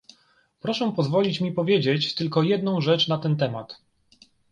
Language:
Polish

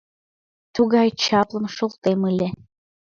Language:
Mari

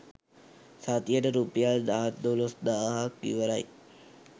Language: Sinhala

